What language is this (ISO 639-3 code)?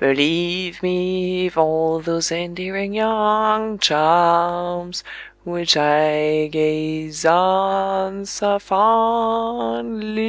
eng